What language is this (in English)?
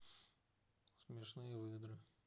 Russian